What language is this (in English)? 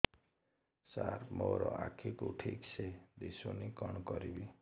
Odia